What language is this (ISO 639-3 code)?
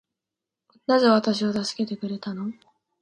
jpn